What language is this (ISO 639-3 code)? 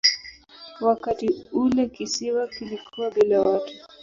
swa